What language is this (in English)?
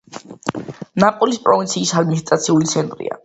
Georgian